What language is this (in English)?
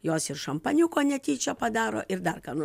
Lithuanian